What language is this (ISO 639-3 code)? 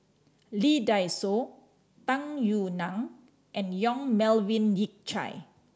eng